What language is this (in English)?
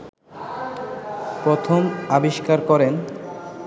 Bangla